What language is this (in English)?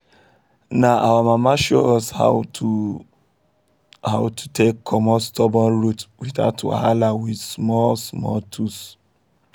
Nigerian Pidgin